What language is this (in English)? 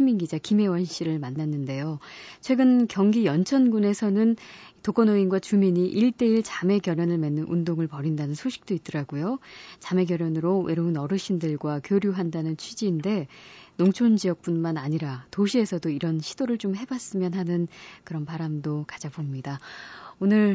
Korean